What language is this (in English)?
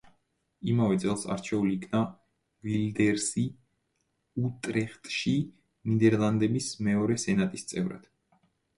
Georgian